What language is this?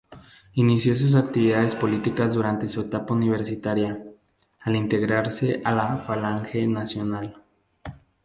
Spanish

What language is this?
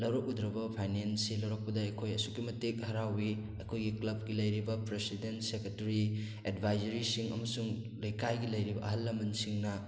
Manipuri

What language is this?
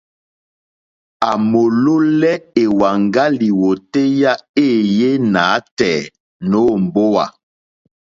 Mokpwe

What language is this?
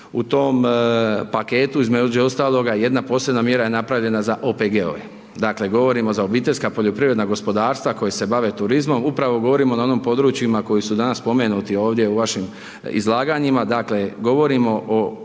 Croatian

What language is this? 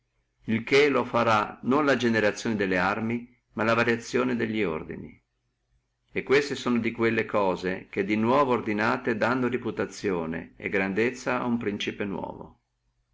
Italian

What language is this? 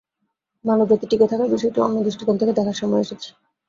Bangla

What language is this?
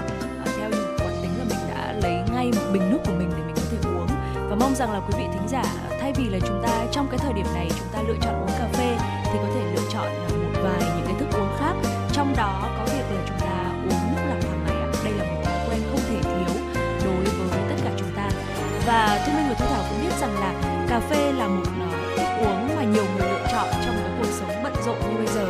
Vietnamese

